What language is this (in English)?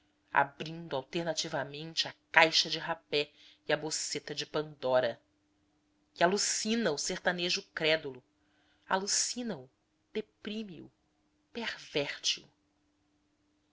Portuguese